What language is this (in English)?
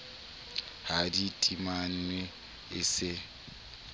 Southern Sotho